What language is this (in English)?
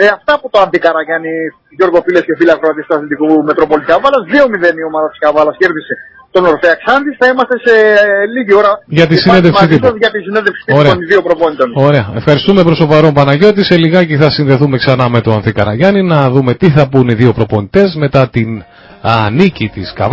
Greek